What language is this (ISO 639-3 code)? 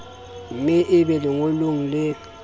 sot